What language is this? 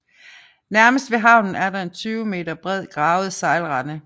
Danish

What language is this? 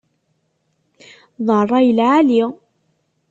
Kabyle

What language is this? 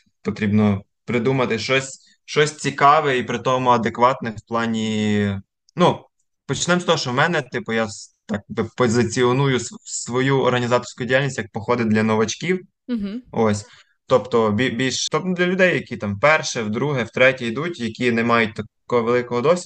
Ukrainian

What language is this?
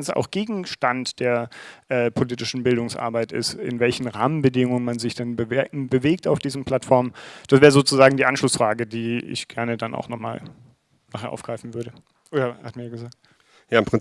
German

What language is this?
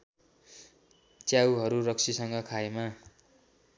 Nepali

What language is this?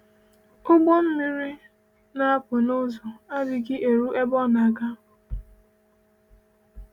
Igbo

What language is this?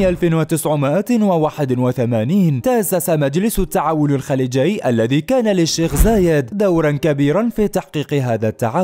Arabic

